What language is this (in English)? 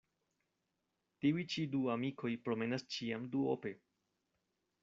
Esperanto